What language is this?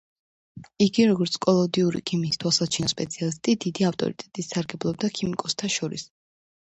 Georgian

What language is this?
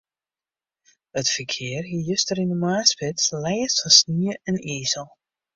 Western Frisian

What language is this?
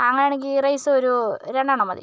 Malayalam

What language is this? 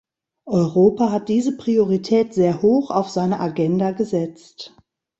German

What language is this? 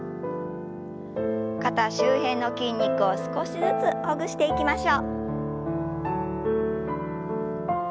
Japanese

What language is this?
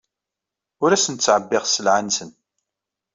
Kabyle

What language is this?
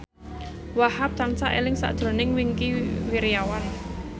Javanese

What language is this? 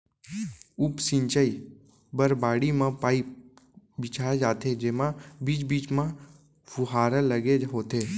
Chhattisgarhi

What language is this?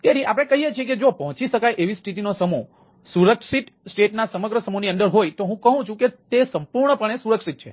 Gujarati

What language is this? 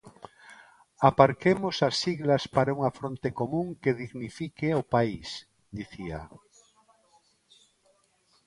Galician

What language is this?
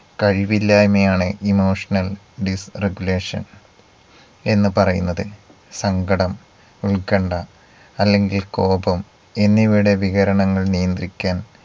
Malayalam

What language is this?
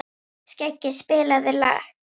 Icelandic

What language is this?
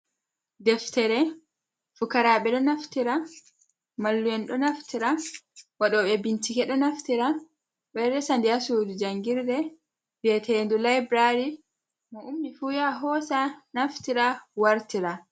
Fula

